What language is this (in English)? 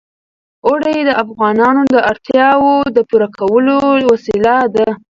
Pashto